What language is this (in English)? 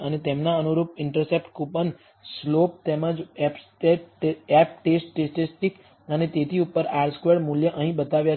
Gujarati